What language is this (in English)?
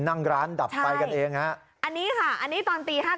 Thai